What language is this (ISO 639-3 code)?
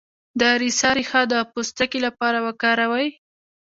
pus